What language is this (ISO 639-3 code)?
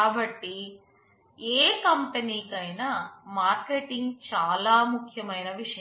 tel